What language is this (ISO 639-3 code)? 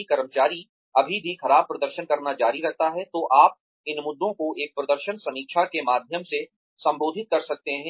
hin